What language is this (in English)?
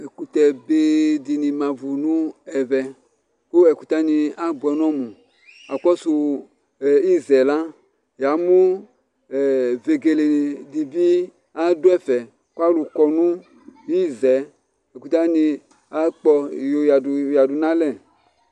Ikposo